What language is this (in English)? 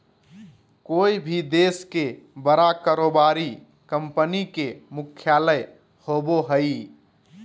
Magahi